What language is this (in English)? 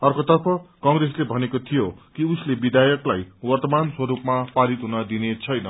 Nepali